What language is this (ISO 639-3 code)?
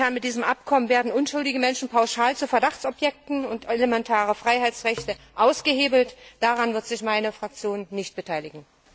deu